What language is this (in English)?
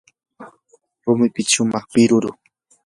Yanahuanca Pasco Quechua